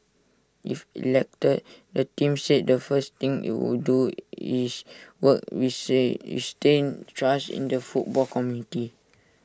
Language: English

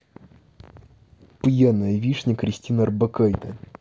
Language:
Russian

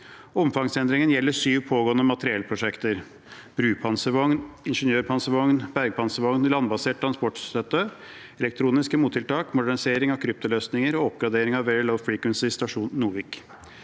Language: Norwegian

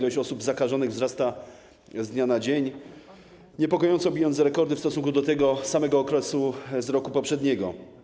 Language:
Polish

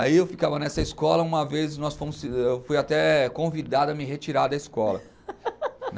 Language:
Portuguese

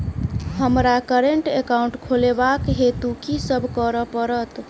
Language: Maithili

